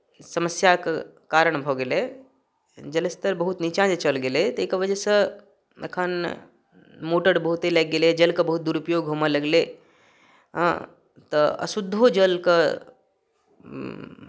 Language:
Maithili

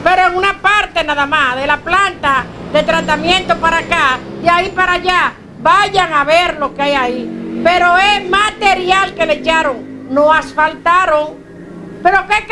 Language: Spanish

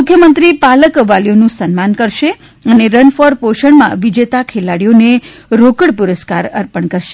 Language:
Gujarati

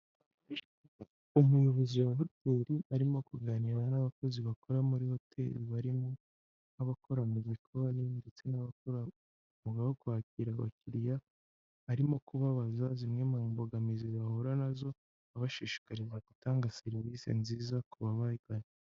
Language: Kinyarwanda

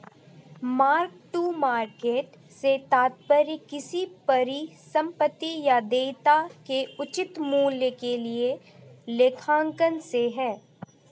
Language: Hindi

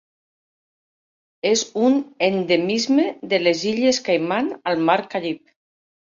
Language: Catalan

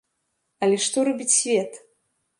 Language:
Belarusian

